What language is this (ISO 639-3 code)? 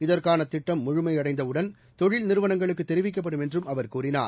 tam